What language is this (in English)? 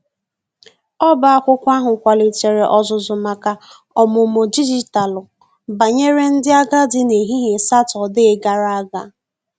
Igbo